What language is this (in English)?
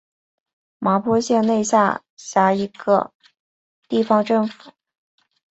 Chinese